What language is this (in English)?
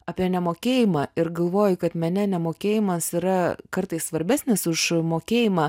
Lithuanian